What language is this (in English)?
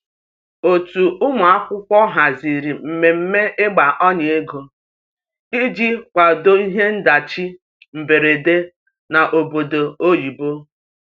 Igbo